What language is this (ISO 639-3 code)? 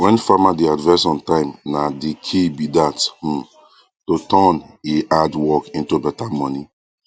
pcm